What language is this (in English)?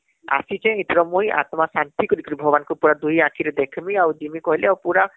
Odia